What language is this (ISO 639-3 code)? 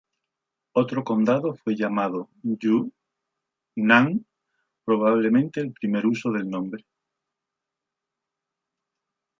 spa